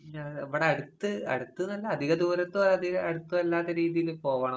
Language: Malayalam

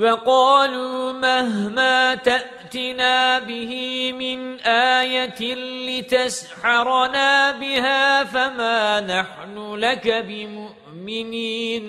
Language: Arabic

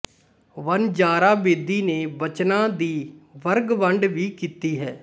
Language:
Punjabi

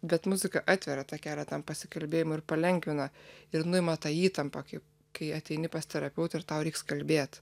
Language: Lithuanian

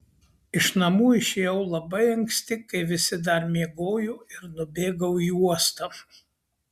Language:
Lithuanian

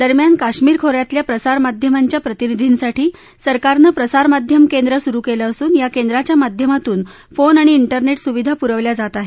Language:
Marathi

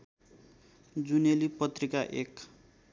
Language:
Nepali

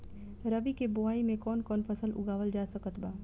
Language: Bhojpuri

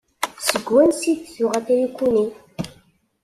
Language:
Kabyle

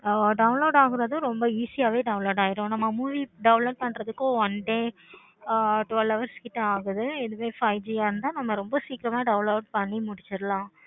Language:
Tamil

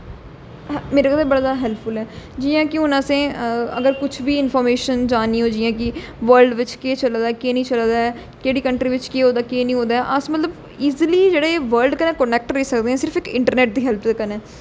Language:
Dogri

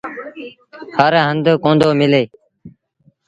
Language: Sindhi Bhil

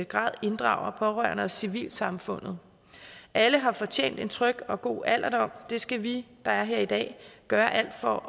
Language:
Danish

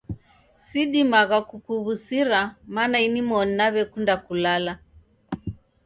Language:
Taita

